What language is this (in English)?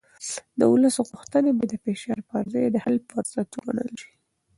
Pashto